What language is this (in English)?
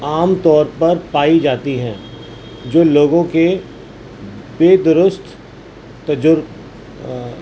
Urdu